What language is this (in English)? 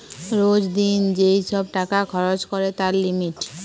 Bangla